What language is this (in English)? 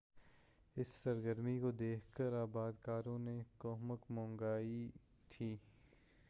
Urdu